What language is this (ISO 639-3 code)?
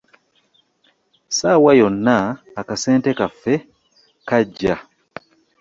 lug